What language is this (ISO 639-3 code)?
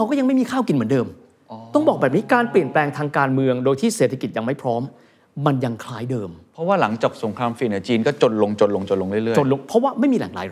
tha